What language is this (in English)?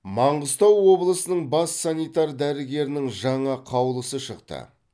Kazakh